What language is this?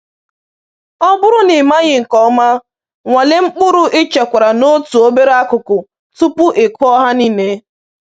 Igbo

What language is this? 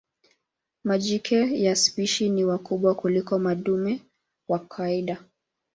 Swahili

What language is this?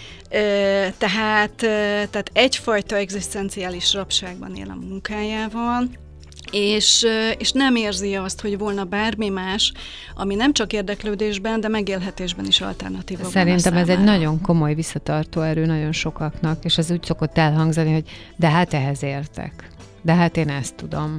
Hungarian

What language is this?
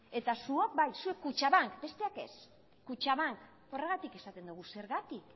Basque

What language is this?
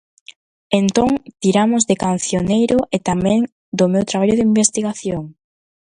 Galician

